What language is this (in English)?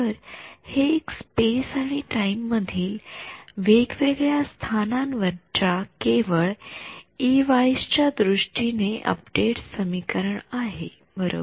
Marathi